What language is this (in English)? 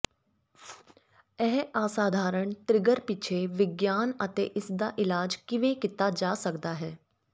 Punjabi